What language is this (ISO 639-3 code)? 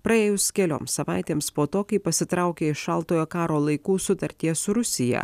lit